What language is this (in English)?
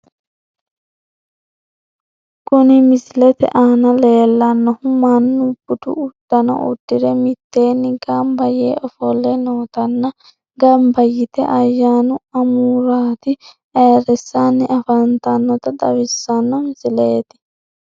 Sidamo